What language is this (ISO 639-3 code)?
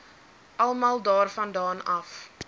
afr